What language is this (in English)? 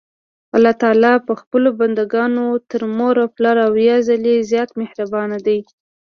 Pashto